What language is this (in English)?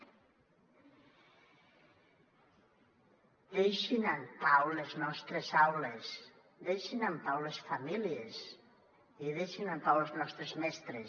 Catalan